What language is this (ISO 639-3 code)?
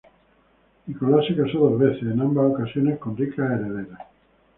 spa